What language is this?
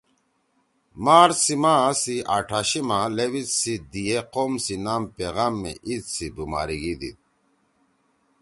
Torwali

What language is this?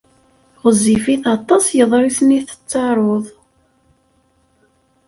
Kabyle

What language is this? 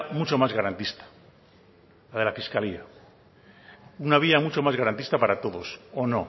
Spanish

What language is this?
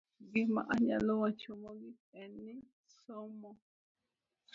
Luo (Kenya and Tanzania)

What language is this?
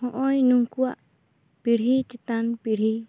Santali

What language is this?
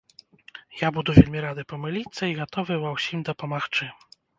Belarusian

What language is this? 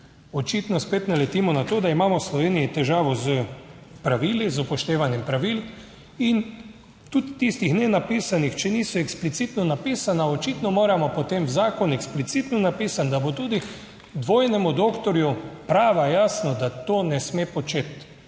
Slovenian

